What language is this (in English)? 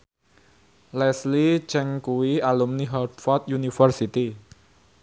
Javanese